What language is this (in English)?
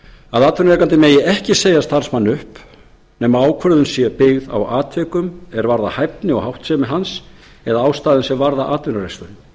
Icelandic